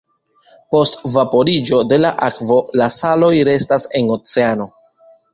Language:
Esperanto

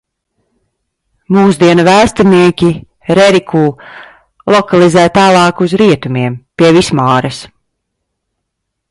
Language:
Latvian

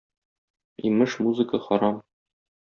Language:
Tatar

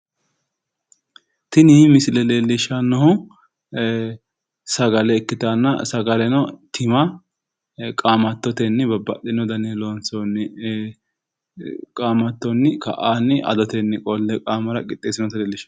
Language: Sidamo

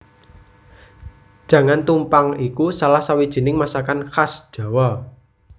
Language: Javanese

